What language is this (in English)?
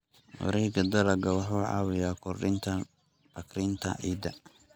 Somali